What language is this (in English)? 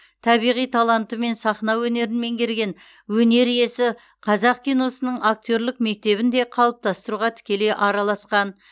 Kazakh